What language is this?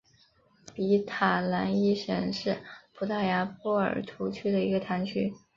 Chinese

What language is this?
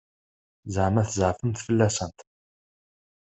Kabyle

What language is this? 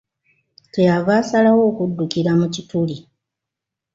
Ganda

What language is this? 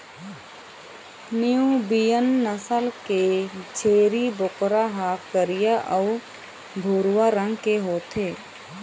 Chhattisgarhi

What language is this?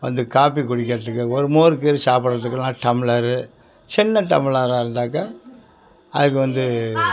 Tamil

